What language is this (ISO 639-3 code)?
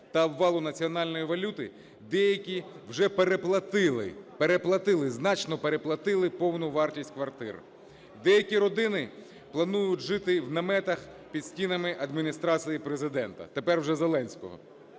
ukr